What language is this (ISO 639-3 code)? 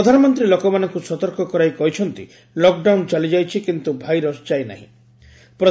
ori